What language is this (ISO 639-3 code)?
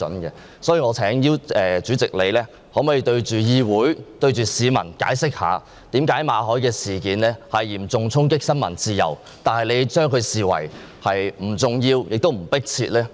yue